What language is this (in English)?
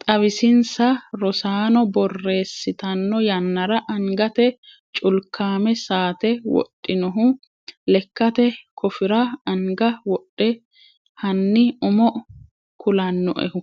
Sidamo